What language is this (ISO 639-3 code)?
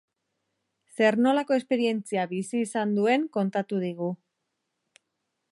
eus